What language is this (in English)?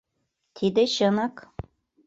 Mari